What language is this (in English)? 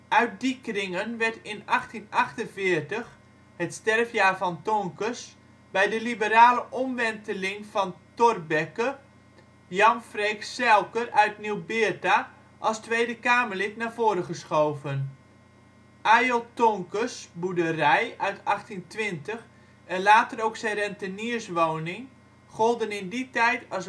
Dutch